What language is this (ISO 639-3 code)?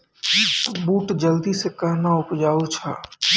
mai